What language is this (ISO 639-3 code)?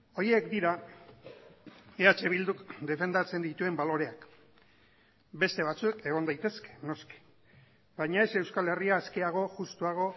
eus